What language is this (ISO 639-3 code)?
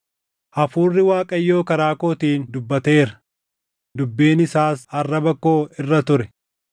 orm